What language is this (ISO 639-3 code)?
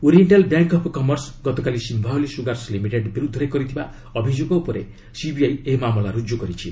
ori